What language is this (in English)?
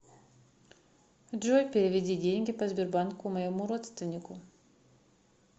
Russian